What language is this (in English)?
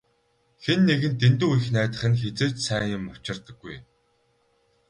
Mongolian